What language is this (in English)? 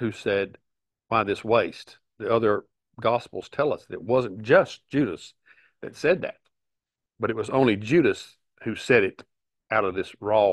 English